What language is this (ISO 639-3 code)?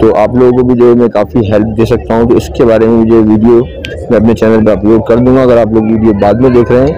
ara